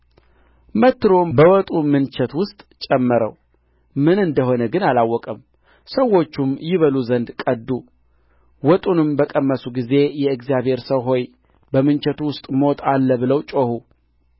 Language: Amharic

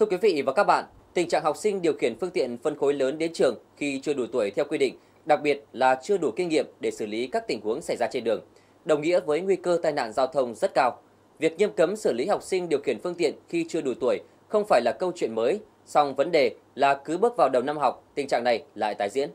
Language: Vietnamese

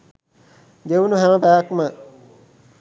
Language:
Sinhala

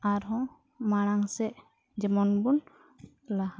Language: Santali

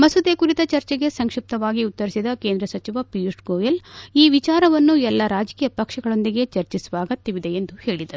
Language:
Kannada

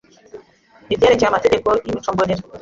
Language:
Kinyarwanda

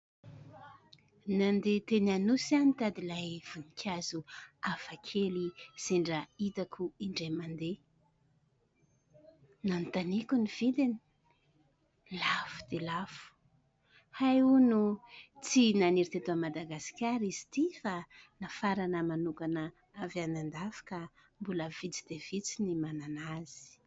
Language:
Malagasy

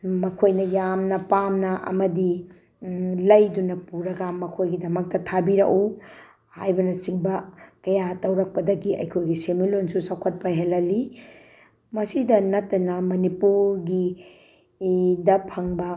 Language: Manipuri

